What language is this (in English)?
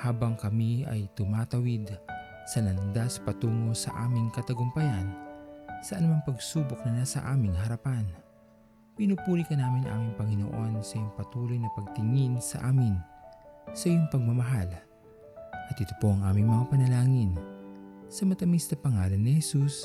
Filipino